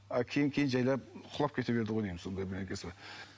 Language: Kazakh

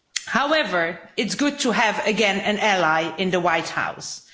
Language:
English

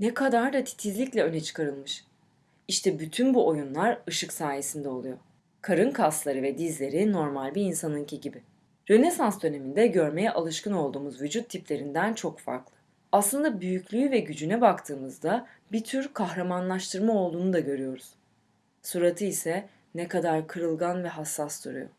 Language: Turkish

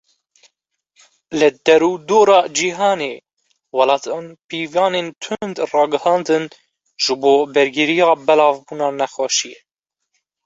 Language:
Kurdish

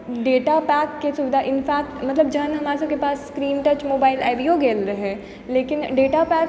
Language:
Maithili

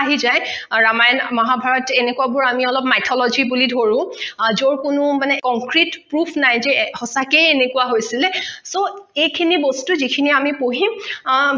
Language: Assamese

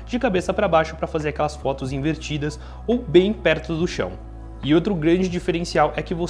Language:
Portuguese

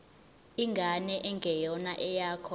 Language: Zulu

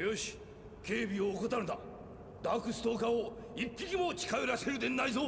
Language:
Japanese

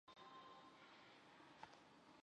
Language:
Chinese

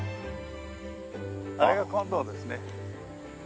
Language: Japanese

